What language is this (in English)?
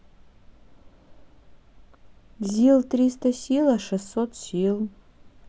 Russian